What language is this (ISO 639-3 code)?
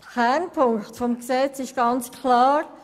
gsw